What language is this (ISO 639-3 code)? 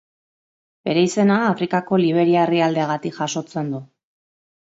eus